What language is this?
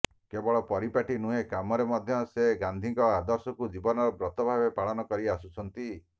Odia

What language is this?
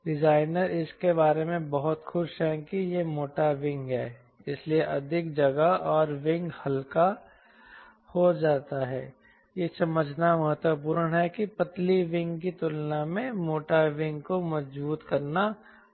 Hindi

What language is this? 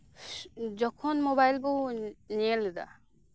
Santali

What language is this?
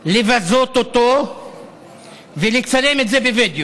Hebrew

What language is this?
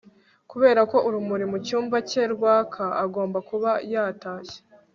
Kinyarwanda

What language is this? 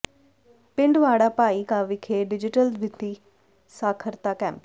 Punjabi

